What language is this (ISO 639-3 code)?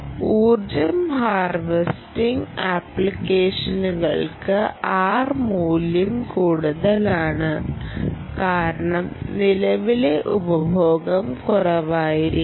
mal